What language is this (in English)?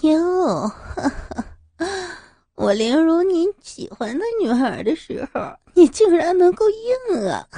Chinese